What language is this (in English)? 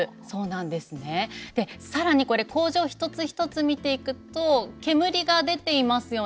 Japanese